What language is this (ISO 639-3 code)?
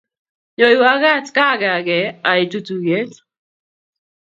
kln